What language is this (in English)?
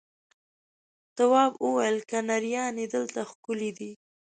Pashto